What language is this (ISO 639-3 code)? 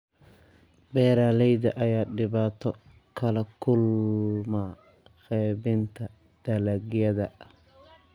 som